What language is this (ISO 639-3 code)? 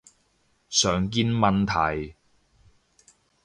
yue